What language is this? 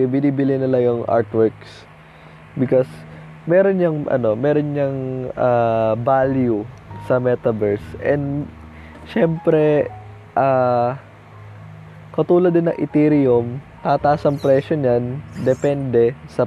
Filipino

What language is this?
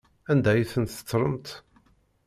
Kabyle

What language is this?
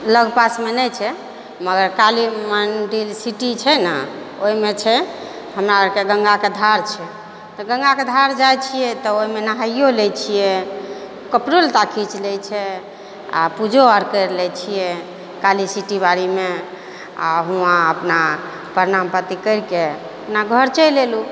Maithili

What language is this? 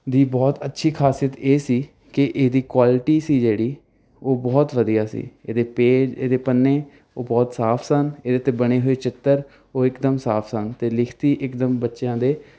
Punjabi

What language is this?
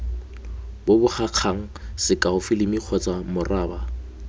Tswana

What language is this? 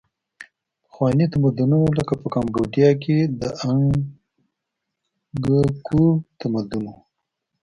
Pashto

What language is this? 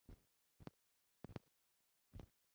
Chinese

